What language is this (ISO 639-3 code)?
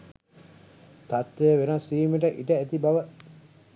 sin